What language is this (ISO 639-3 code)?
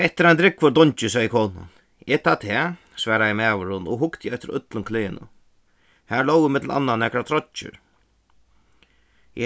fao